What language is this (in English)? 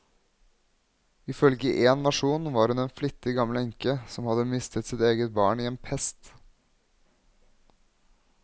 Norwegian